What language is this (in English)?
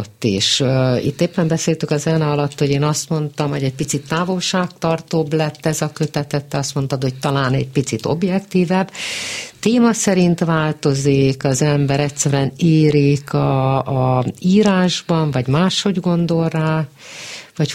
Hungarian